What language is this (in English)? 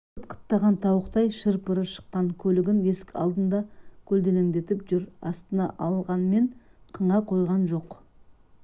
Kazakh